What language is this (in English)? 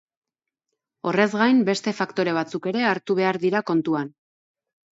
Basque